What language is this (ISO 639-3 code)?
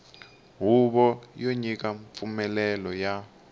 tso